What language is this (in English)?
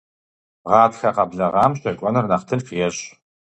Kabardian